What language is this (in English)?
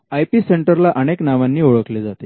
Marathi